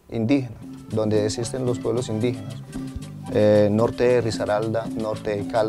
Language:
Spanish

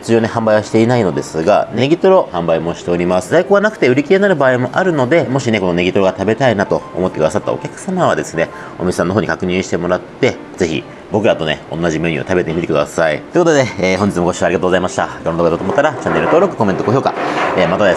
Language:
Japanese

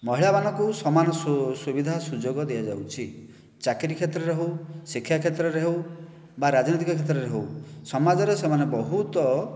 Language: Odia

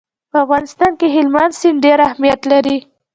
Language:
Pashto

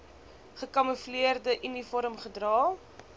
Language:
Afrikaans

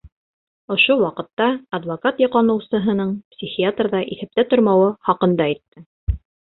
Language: Bashkir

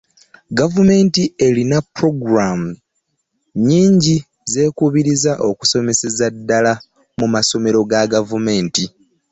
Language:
Ganda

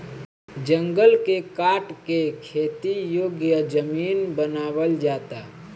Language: Bhojpuri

